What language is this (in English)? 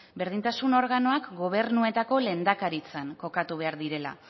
Basque